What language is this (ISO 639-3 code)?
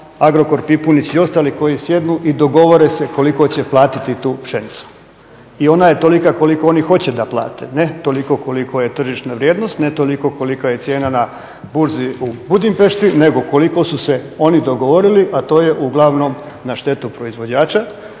hrv